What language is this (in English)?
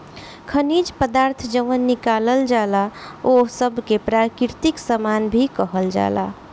Bhojpuri